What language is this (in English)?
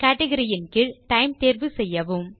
Tamil